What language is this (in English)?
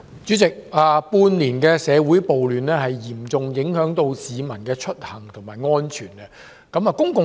Cantonese